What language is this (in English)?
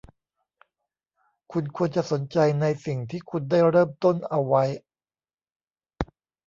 Thai